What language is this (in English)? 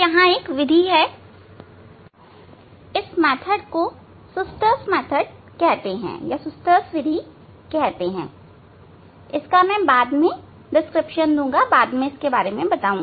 Hindi